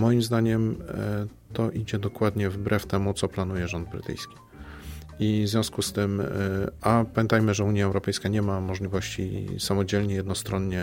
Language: Polish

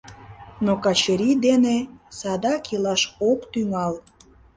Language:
Mari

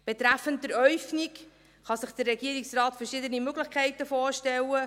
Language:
Swiss German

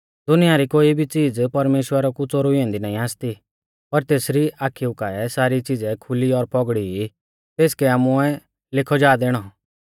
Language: Mahasu Pahari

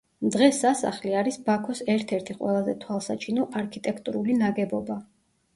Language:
Georgian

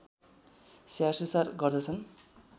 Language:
Nepali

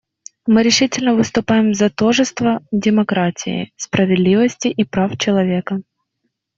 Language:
Russian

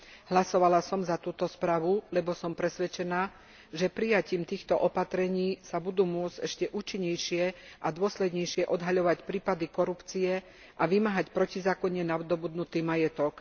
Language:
Slovak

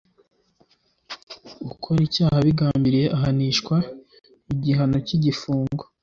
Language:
Kinyarwanda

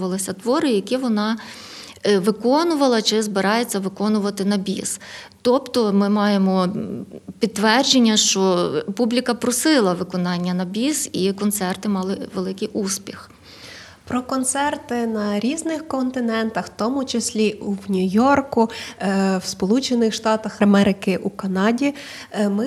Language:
Ukrainian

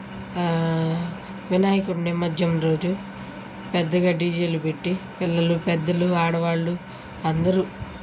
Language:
Telugu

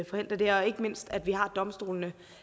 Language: Danish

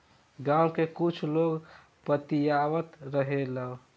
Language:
Bhojpuri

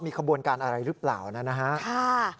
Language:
Thai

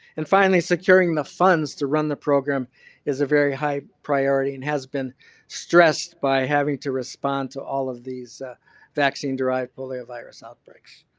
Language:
English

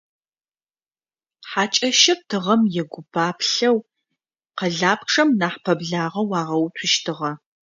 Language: Adyghe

